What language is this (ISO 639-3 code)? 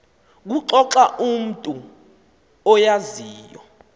xho